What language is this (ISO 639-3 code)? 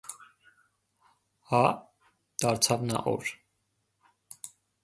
hye